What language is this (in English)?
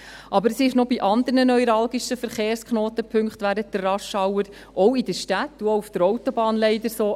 Swiss German